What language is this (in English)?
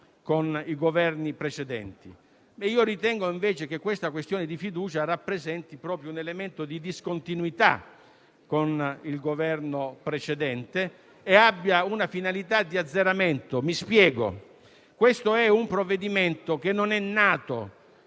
Italian